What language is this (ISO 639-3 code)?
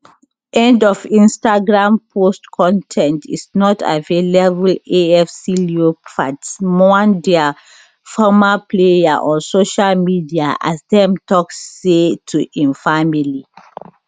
pcm